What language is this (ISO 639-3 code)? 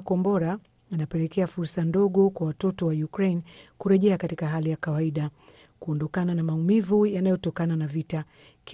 swa